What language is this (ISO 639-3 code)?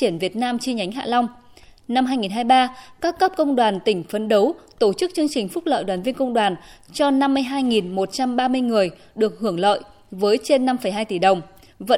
vie